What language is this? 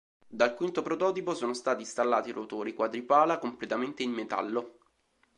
Italian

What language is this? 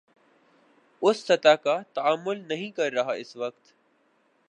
Urdu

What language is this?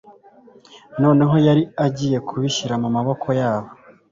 Kinyarwanda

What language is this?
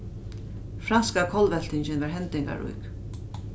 Faroese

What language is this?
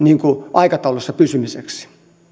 Finnish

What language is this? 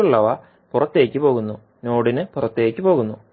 Malayalam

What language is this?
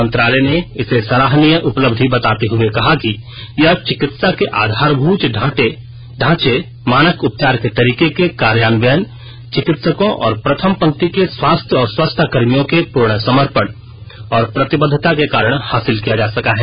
Hindi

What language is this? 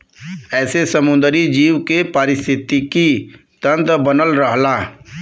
Bhojpuri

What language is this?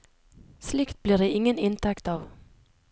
Norwegian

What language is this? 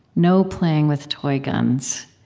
English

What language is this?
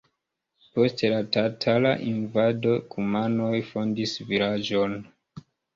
Esperanto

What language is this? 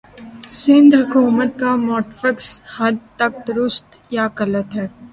Urdu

